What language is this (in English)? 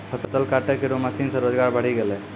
Maithili